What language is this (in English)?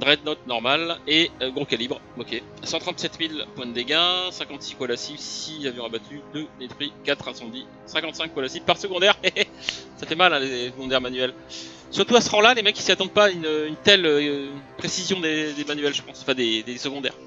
French